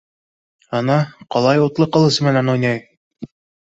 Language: Bashkir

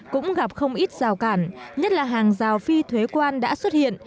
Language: Vietnamese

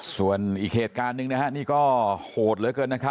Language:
Thai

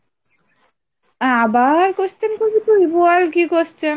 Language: Bangla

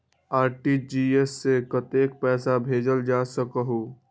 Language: Magahi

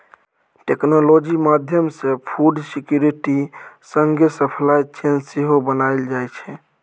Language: Maithili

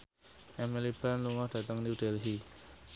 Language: Javanese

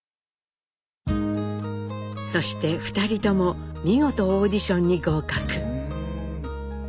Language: Japanese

